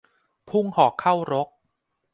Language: Thai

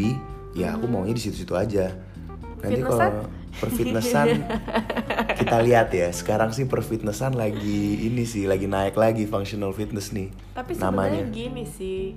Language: Indonesian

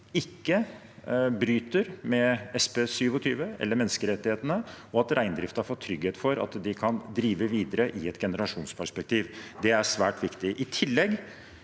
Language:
Norwegian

